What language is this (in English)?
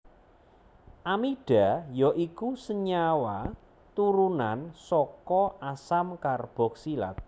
Javanese